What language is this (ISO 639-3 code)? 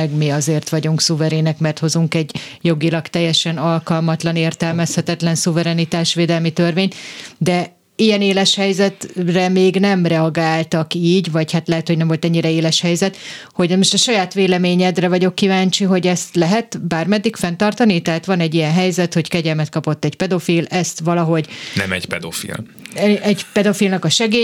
hun